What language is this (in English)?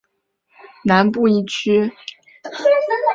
Chinese